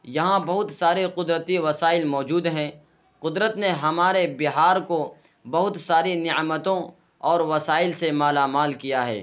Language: Urdu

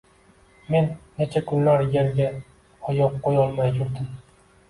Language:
Uzbek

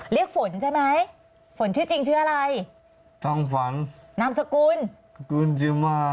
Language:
Thai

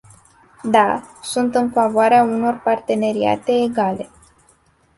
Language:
Romanian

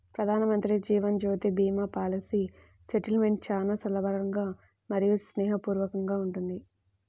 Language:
Telugu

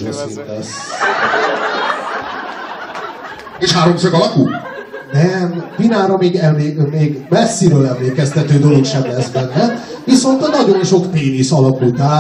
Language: Hungarian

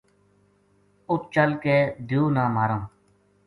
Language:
Gujari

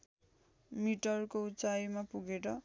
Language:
Nepali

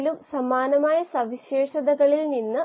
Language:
Malayalam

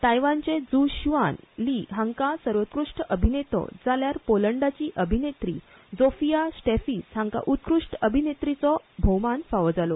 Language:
Konkani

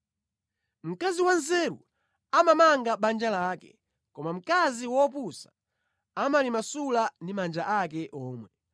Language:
Nyanja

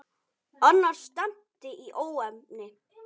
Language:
Icelandic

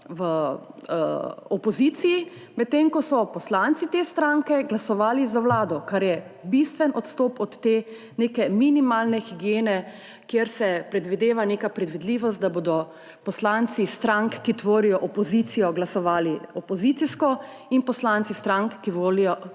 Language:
Slovenian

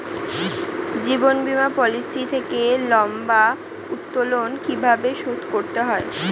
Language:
Bangla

